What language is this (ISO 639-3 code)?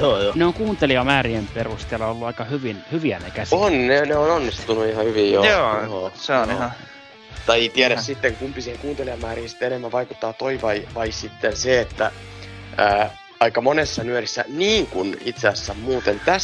fin